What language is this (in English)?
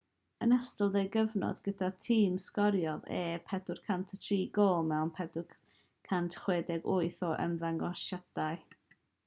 Welsh